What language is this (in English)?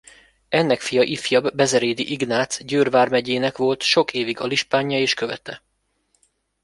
Hungarian